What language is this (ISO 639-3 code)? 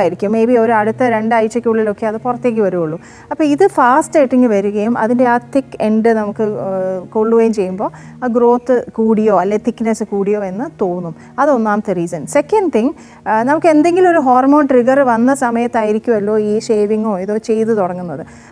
mal